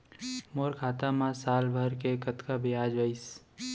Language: Chhattisgarhi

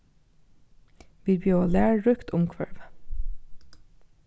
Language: Faroese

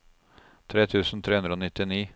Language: Norwegian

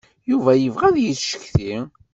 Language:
Kabyle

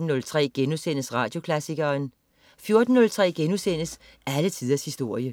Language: Danish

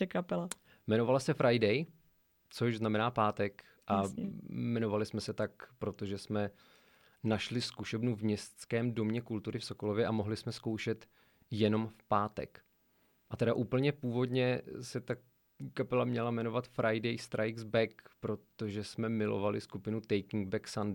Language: Czech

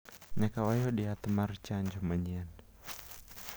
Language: Luo (Kenya and Tanzania)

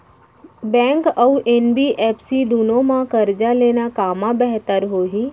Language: Chhattisgarhi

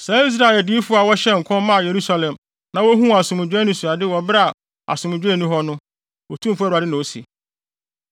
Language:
Akan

